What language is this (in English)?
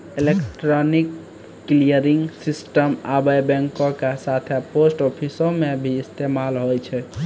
Maithili